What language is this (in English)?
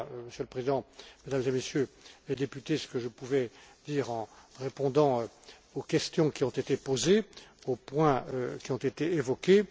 French